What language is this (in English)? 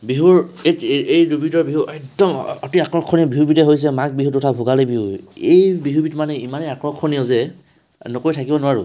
Assamese